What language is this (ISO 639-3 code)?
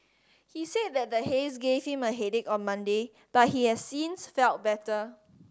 eng